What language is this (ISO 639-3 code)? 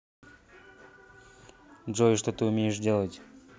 rus